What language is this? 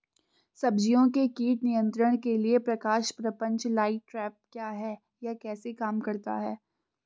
Hindi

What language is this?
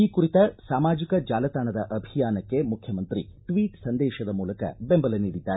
Kannada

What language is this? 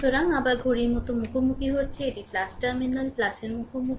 Bangla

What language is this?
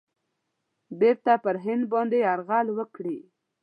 Pashto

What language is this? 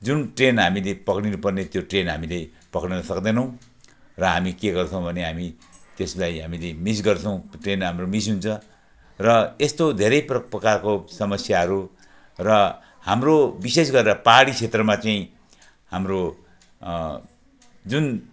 Nepali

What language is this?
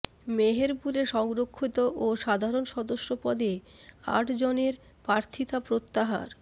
Bangla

